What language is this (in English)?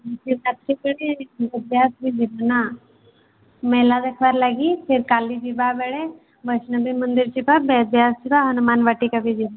Odia